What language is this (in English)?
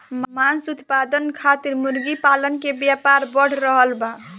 Bhojpuri